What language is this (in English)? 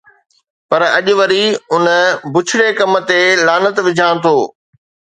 Sindhi